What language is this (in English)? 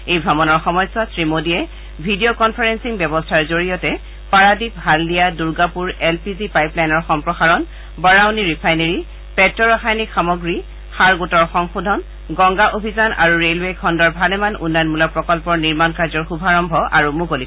Assamese